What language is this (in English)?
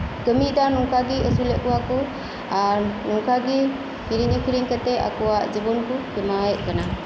Santali